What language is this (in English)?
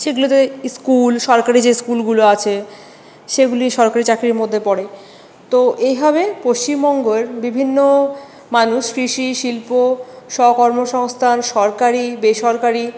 Bangla